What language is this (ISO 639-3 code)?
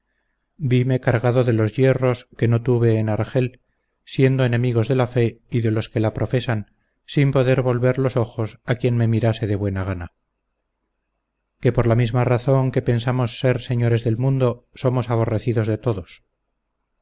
spa